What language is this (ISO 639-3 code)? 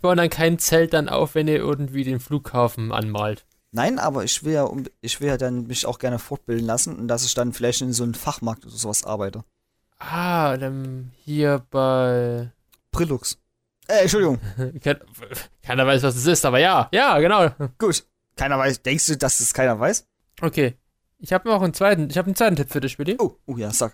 deu